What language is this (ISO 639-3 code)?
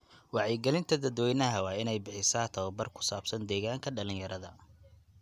som